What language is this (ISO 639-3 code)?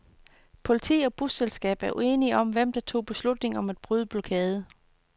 dan